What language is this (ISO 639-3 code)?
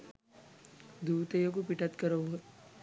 sin